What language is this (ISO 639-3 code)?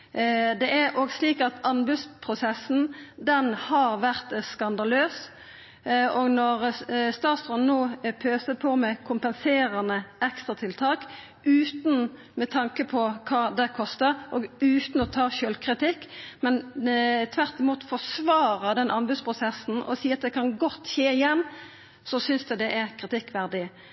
nno